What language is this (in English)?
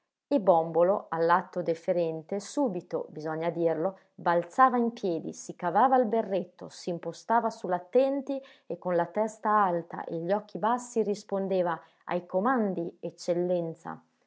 Italian